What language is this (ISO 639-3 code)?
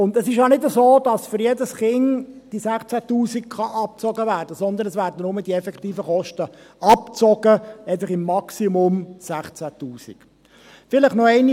gsw